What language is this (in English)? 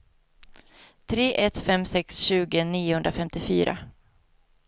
Swedish